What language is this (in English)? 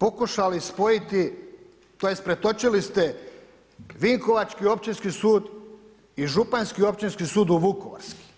Croatian